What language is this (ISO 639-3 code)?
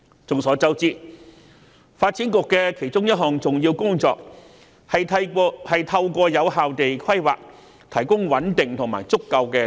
yue